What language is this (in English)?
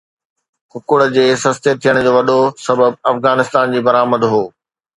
Sindhi